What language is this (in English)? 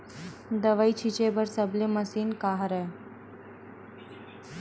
Chhattisgarhi